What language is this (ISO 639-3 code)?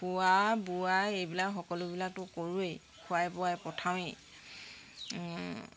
asm